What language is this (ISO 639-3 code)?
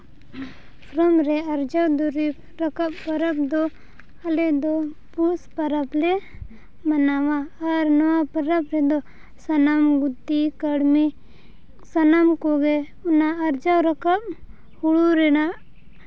sat